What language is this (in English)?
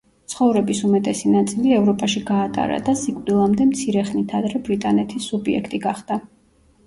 Georgian